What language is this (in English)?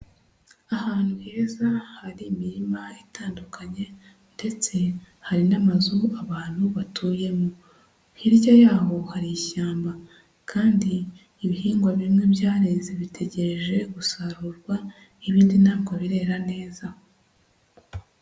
Kinyarwanda